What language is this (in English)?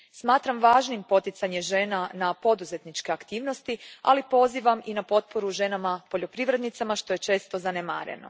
Croatian